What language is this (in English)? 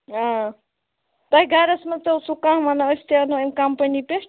Kashmiri